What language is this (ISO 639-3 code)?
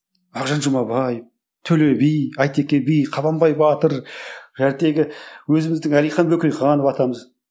kaz